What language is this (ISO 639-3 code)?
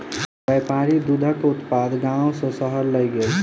mai